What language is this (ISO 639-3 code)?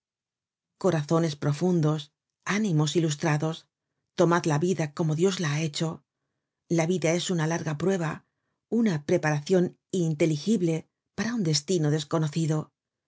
spa